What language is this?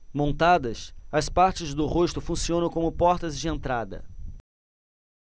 Portuguese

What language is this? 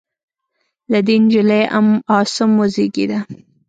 Pashto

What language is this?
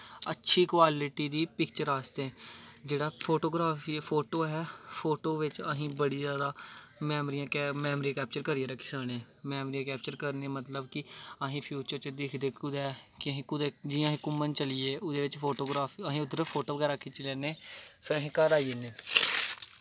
Dogri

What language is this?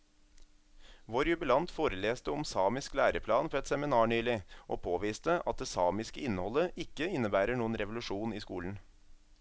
Norwegian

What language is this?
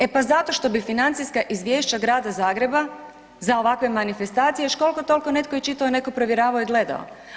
Croatian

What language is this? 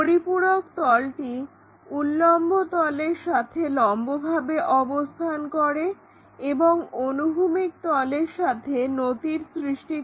Bangla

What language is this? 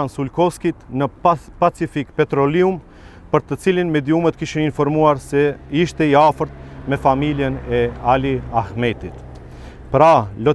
Romanian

